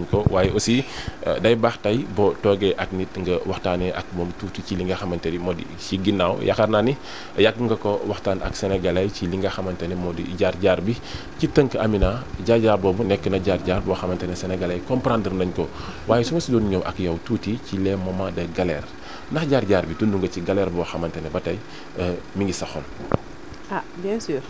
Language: Indonesian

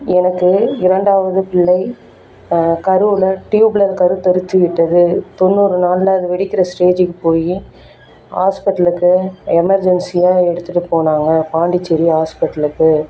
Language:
Tamil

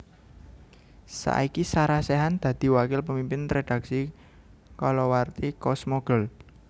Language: Javanese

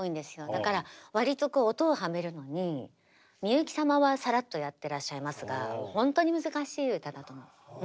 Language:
Japanese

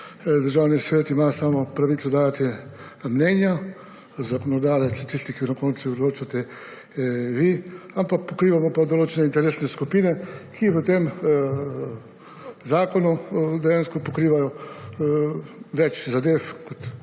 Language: Slovenian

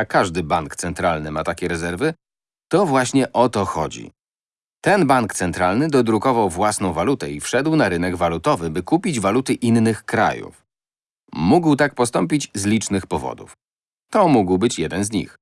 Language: Polish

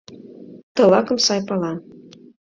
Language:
Mari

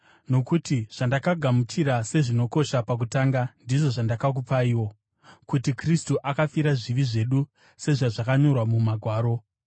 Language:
Shona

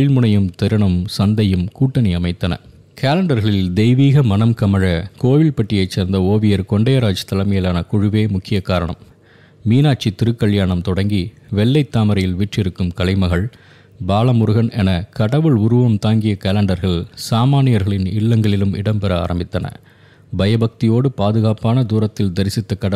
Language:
Tamil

